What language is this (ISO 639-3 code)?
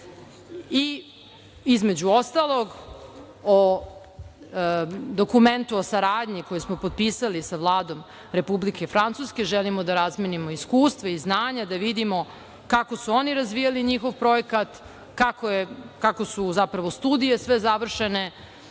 srp